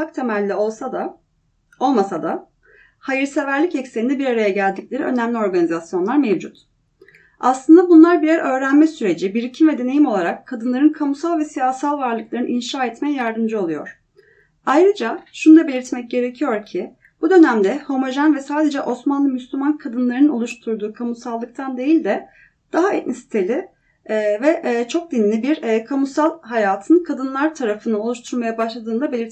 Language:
Turkish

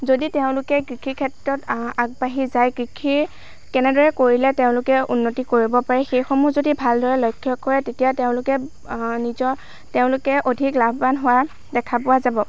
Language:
Assamese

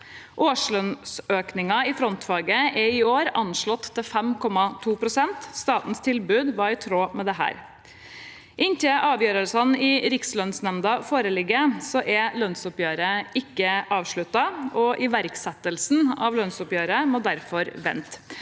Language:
Norwegian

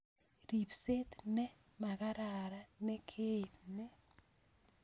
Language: Kalenjin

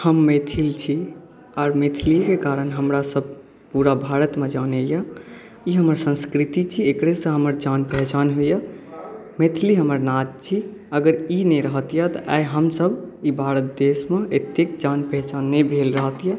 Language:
Maithili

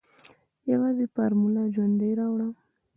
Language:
Pashto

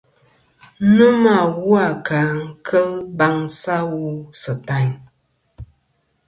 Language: Kom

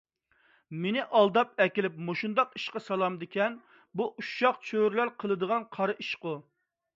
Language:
Uyghur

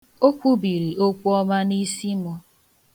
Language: Igbo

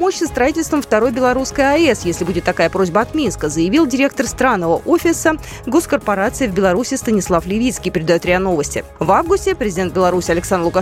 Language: Russian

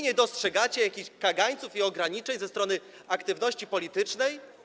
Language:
Polish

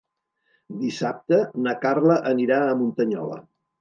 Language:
Catalan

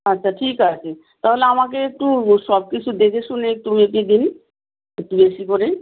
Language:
Bangla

